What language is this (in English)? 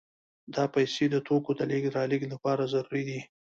Pashto